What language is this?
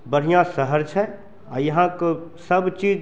Maithili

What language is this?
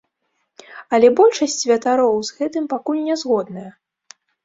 Belarusian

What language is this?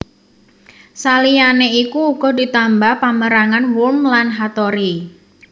Javanese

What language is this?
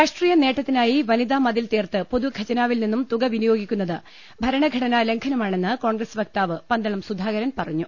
Malayalam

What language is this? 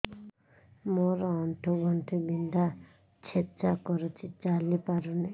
Odia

